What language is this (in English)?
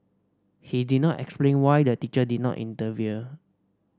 English